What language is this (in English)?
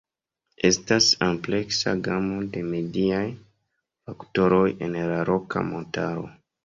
Esperanto